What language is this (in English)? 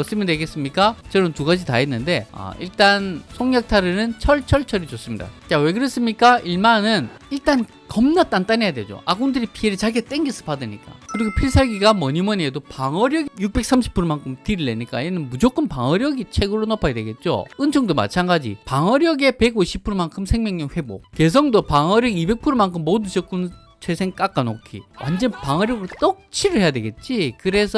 Korean